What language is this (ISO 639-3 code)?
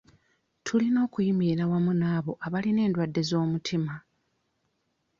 lug